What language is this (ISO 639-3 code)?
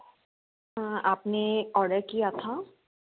hin